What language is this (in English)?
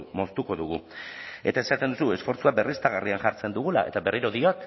Basque